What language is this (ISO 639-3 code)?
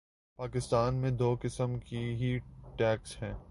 urd